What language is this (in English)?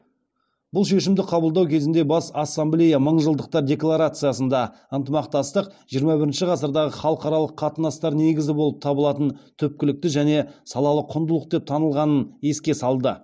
Kazakh